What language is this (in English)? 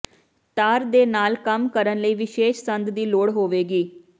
Punjabi